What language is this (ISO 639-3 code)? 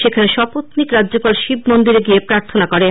ben